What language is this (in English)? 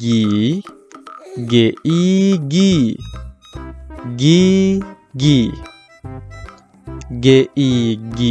Indonesian